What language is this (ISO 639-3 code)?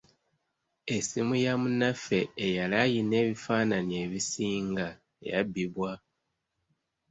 lug